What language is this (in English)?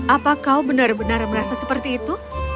Indonesian